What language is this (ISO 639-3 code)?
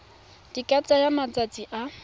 tsn